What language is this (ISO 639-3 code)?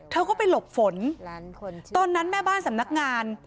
tha